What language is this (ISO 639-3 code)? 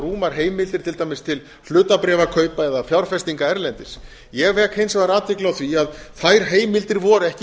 isl